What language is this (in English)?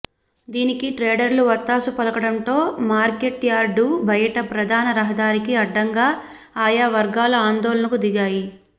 Telugu